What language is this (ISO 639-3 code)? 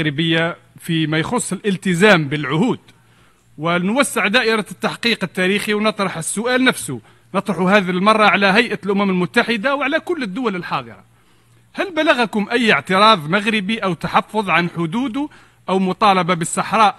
ara